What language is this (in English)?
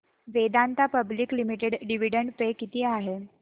Marathi